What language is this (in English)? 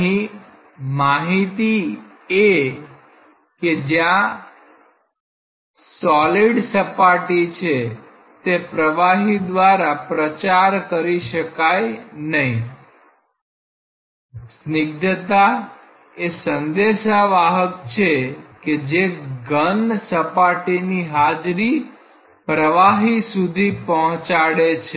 Gujarati